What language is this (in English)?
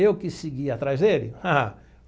Portuguese